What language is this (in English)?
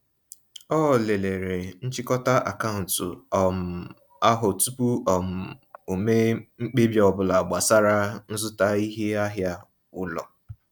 Igbo